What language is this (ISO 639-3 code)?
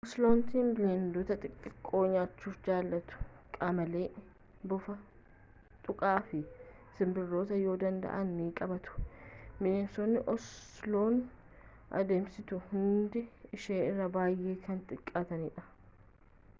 orm